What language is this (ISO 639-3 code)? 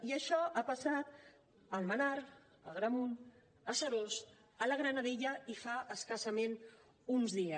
cat